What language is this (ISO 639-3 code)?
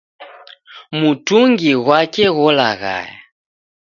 dav